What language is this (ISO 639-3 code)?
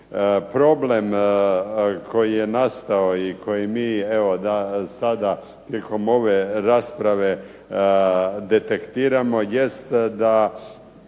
hrv